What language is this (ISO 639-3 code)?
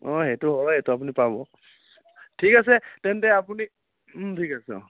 asm